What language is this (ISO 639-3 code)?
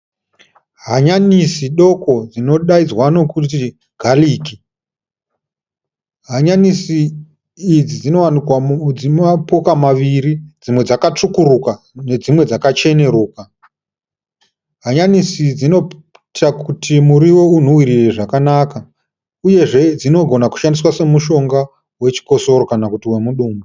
sna